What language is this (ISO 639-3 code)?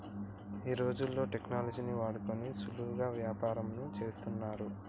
tel